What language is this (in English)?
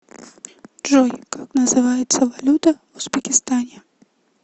Russian